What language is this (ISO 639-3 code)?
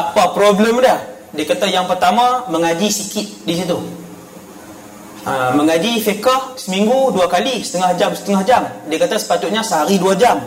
msa